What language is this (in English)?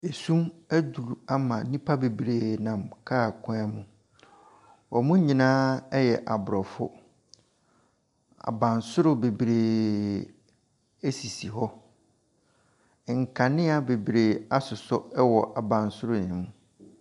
Akan